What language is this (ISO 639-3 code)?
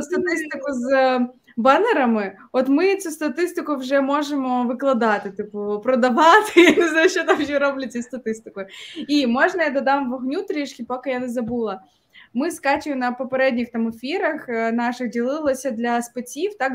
ukr